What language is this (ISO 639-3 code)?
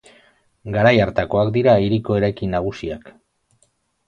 eus